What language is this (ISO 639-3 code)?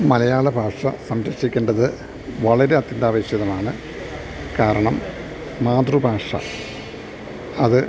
mal